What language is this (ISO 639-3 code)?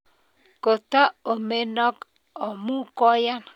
kln